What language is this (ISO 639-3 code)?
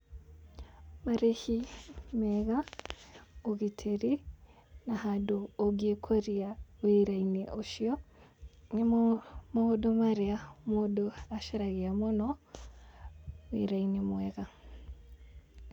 kik